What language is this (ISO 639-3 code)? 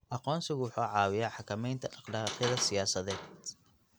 som